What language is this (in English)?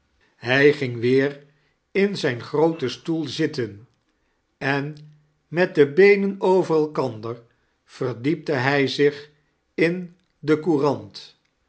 Dutch